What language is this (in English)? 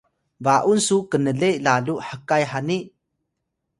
Atayal